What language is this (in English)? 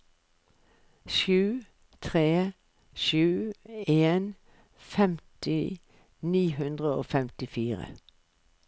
Norwegian